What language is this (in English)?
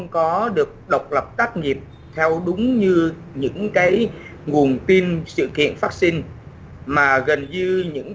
Vietnamese